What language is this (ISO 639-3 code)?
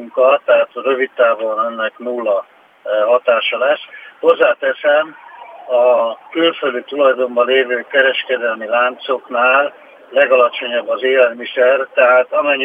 hun